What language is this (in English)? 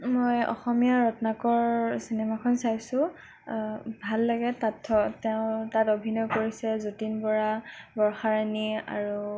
Assamese